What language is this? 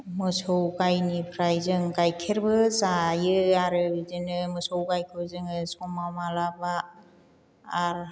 Bodo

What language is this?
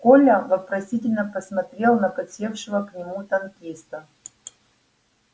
Russian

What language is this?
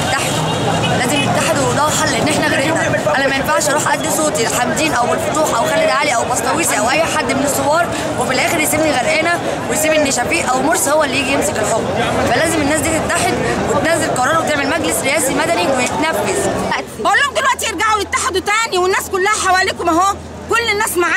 Arabic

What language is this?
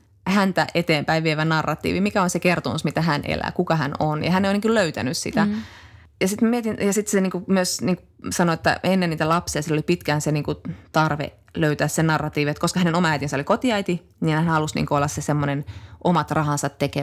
Finnish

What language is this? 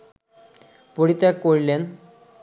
Bangla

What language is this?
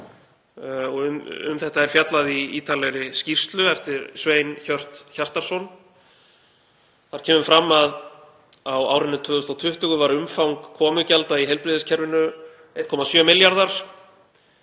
Icelandic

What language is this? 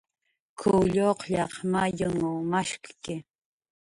Jaqaru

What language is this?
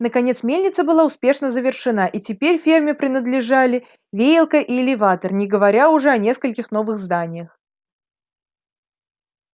Russian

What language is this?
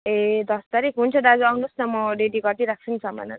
Nepali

